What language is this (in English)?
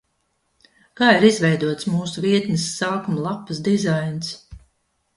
Latvian